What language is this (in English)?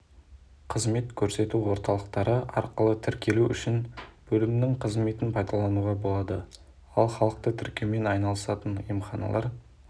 Kazakh